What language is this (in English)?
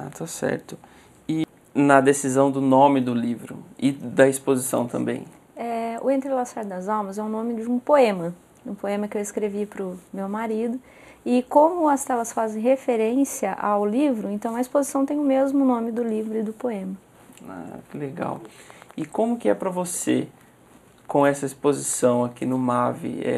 Portuguese